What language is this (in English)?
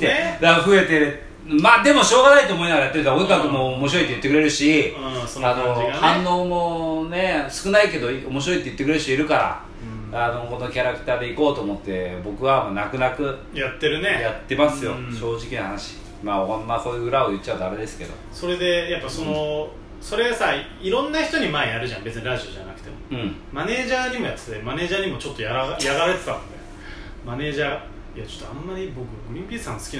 Japanese